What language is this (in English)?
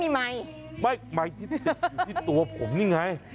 Thai